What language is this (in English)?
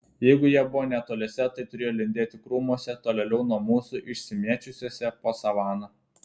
Lithuanian